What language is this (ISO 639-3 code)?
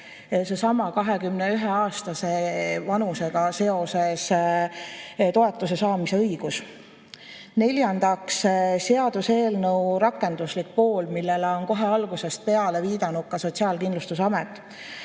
est